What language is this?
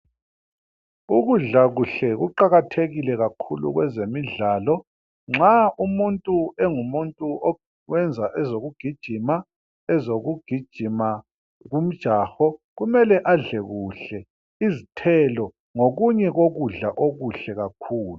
North Ndebele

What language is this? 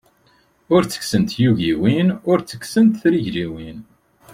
Kabyle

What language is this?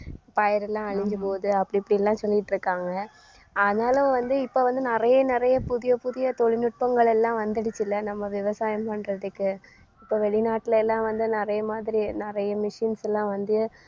Tamil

